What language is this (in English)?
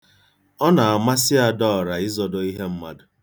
Igbo